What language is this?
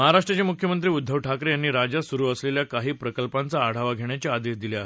Marathi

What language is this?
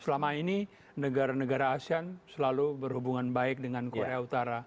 Indonesian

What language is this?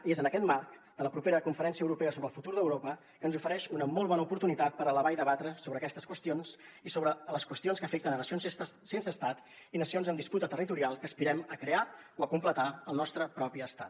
Catalan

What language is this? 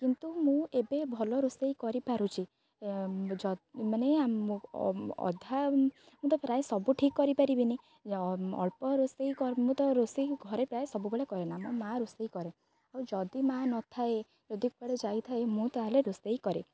Odia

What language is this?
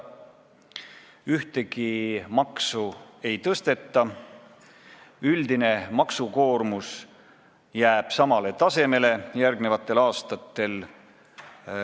Estonian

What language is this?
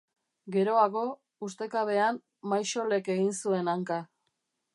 Basque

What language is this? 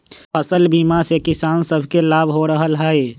Magahi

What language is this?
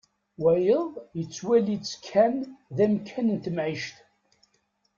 Kabyle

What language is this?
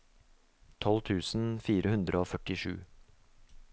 Norwegian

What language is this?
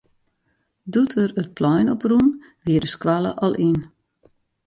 Western Frisian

